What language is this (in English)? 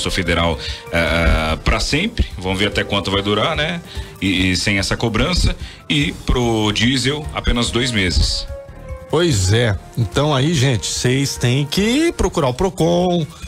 Portuguese